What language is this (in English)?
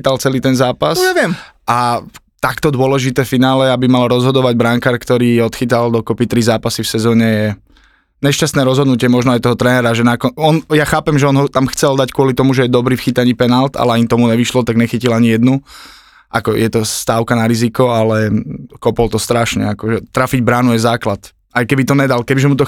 Slovak